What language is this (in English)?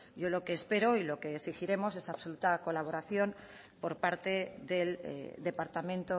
Spanish